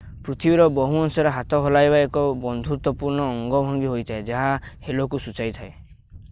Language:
Odia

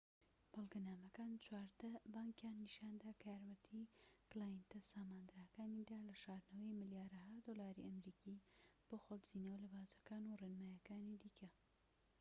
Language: Central Kurdish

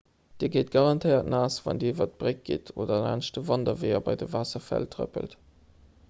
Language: Luxembourgish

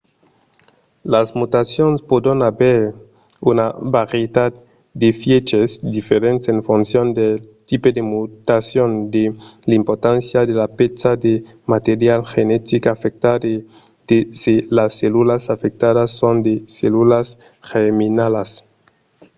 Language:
Occitan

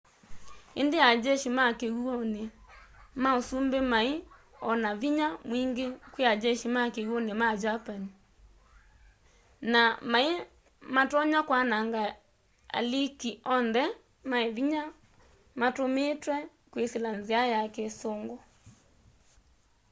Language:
Kamba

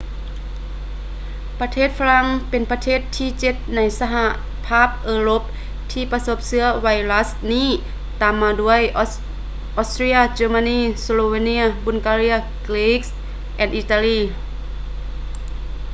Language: Lao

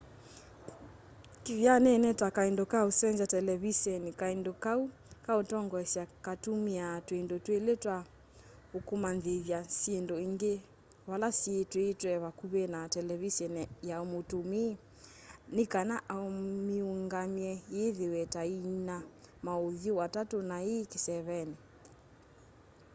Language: Kamba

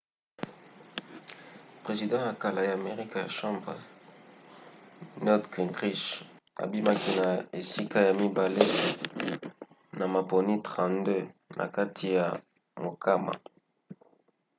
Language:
Lingala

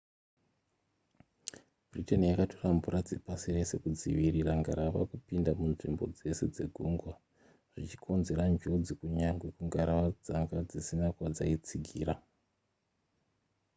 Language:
Shona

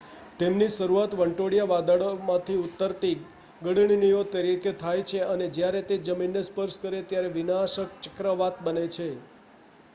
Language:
Gujarati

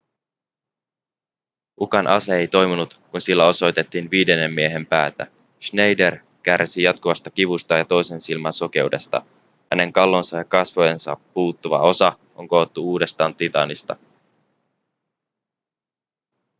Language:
Finnish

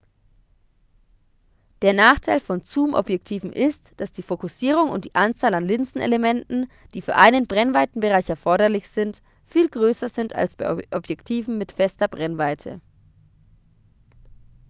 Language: German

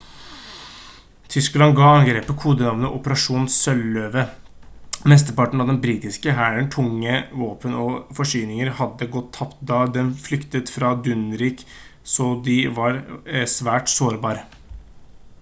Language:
Norwegian Bokmål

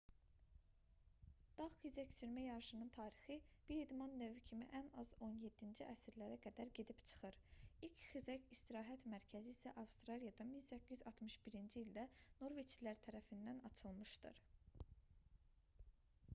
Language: Azerbaijani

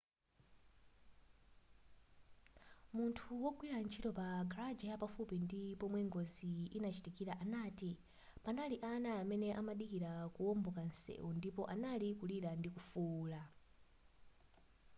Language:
Nyanja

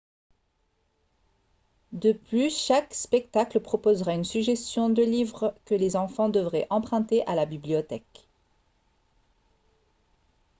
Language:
French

